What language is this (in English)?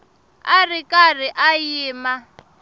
Tsonga